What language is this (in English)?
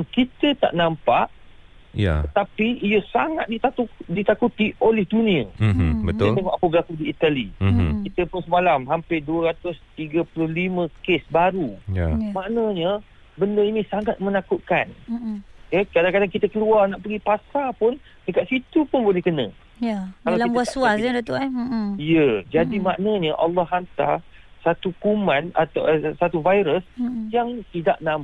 Malay